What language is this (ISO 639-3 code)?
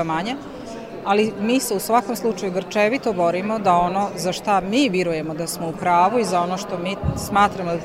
hrv